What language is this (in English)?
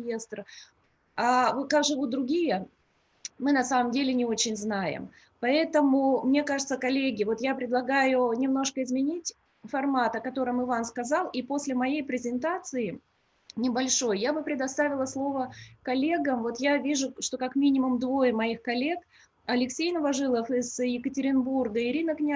Russian